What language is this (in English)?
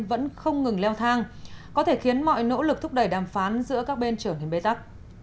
Vietnamese